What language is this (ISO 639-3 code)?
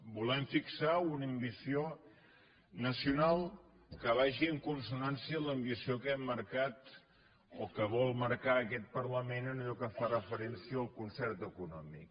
cat